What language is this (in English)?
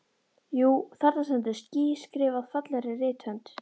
Icelandic